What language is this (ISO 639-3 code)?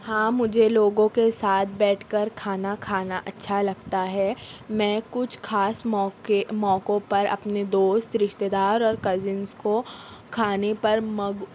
urd